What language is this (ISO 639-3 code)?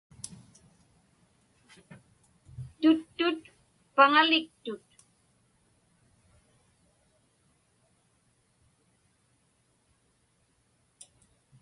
ipk